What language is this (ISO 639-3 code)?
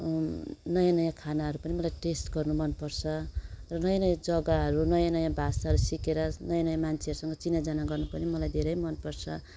nep